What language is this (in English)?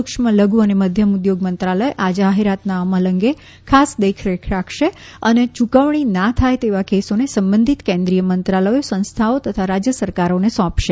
Gujarati